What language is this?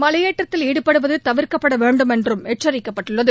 Tamil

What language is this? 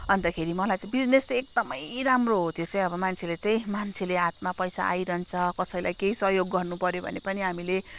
Nepali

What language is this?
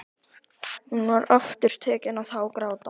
Icelandic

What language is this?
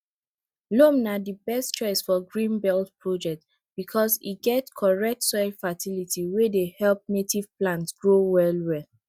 Nigerian Pidgin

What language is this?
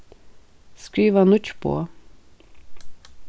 Faroese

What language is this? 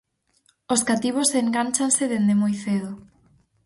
Galician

